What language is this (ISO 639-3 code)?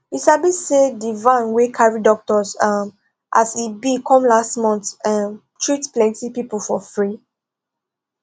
pcm